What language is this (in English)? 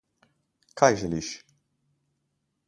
Slovenian